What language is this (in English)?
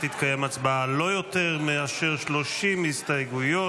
Hebrew